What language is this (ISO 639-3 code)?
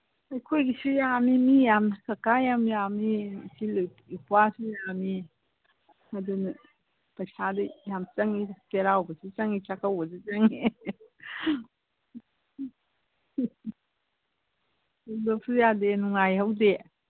mni